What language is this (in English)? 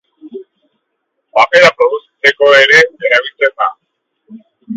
Basque